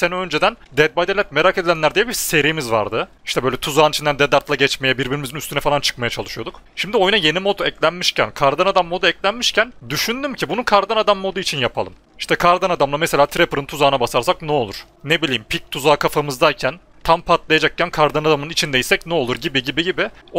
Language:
Turkish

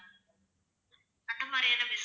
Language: Tamil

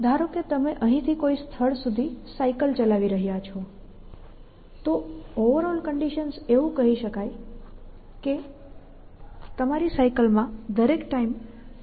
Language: Gujarati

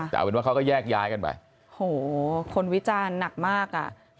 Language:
Thai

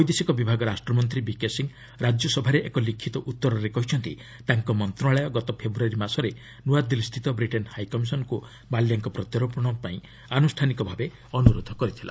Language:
Odia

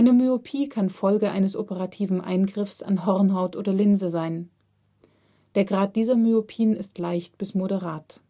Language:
German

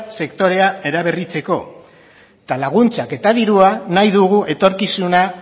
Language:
Basque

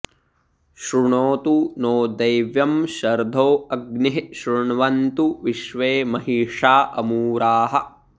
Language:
Sanskrit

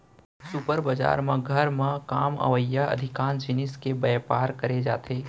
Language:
Chhattisgarhi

